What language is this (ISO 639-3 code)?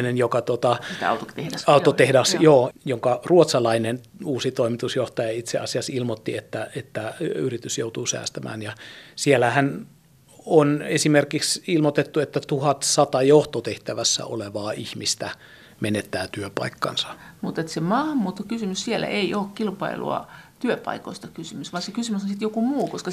fin